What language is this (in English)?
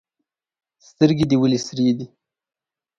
Pashto